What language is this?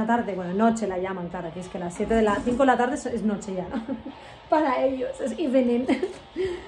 Spanish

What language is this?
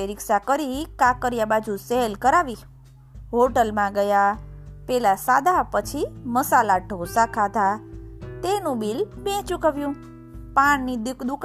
Gujarati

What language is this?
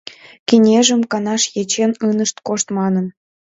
Mari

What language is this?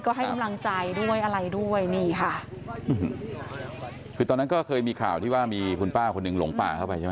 Thai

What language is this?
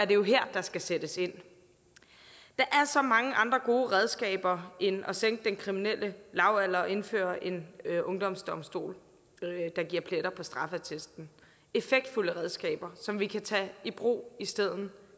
Danish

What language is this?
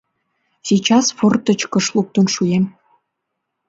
Mari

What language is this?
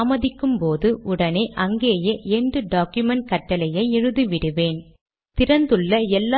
Tamil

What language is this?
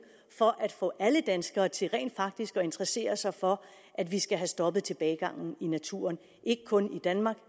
Danish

